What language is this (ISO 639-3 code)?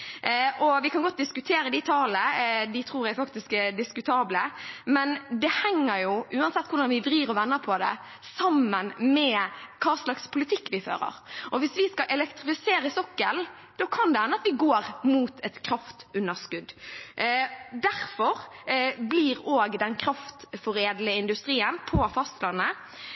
nob